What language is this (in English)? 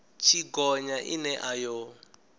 Venda